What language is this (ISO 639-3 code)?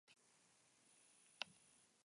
eus